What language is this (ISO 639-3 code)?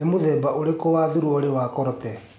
kik